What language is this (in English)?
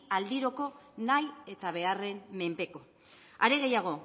Basque